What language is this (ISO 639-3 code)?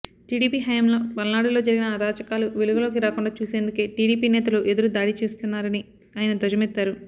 tel